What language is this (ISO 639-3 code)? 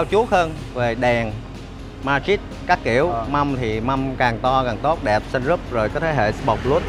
vie